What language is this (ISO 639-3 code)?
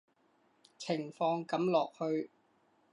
yue